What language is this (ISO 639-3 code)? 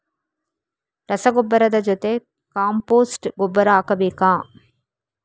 kan